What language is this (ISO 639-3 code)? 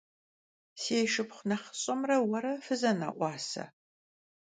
kbd